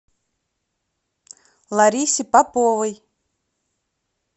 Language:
Russian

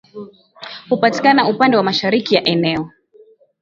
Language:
Swahili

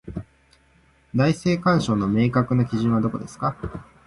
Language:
Japanese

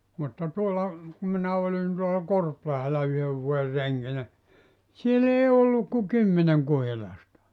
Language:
Finnish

